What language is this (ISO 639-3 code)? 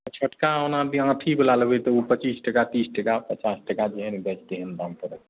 mai